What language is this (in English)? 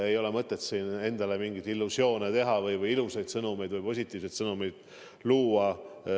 Estonian